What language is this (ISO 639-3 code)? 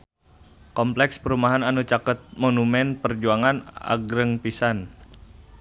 sun